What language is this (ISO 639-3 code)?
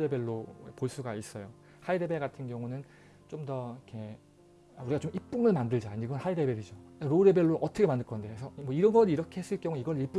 kor